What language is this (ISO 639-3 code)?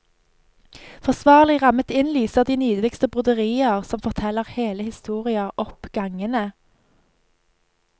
nor